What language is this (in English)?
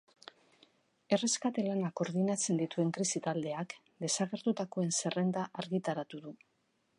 Basque